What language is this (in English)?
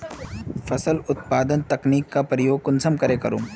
Magahi